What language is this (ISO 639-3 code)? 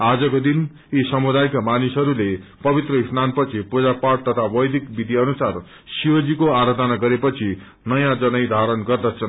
nep